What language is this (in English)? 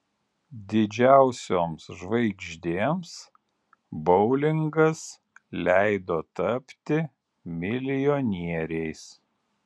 Lithuanian